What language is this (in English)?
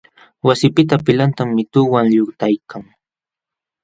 Jauja Wanca Quechua